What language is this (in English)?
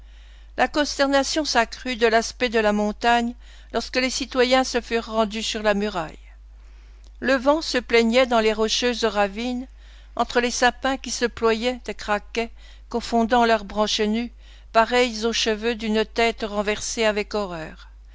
French